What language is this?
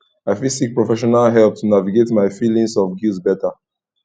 Nigerian Pidgin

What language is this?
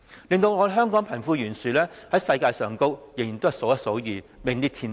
Cantonese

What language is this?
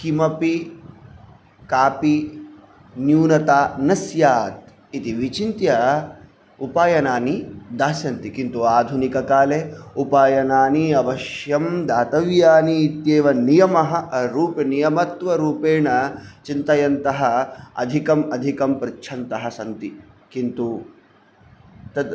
Sanskrit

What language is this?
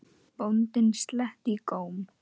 Icelandic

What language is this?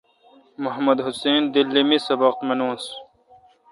Kalkoti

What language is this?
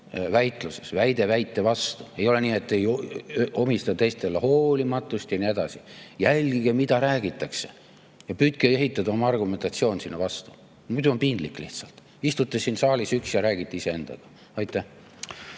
Estonian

